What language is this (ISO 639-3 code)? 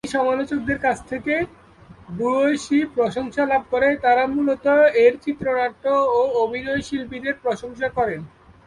ben